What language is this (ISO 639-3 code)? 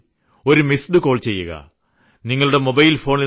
mal